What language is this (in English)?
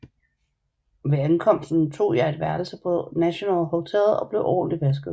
Danish